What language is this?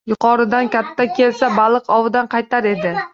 Uzbek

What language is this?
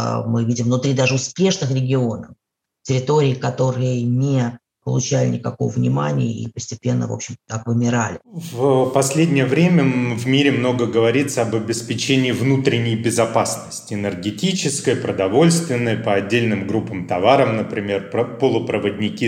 Russian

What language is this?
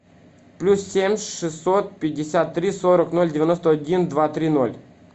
Russian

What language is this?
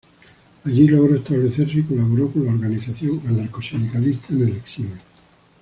Spanish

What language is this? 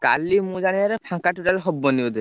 Odia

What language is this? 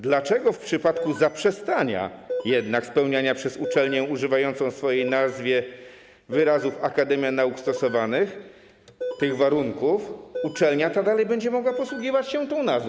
Polish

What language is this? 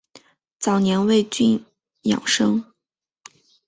Chinese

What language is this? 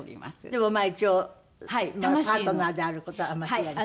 Japanese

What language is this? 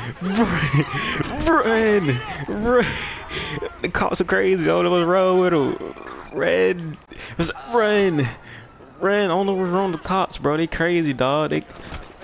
English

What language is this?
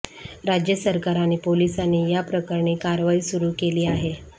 Marathi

